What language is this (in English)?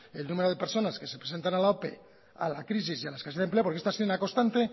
Spanish